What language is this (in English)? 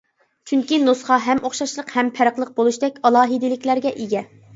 Uyghur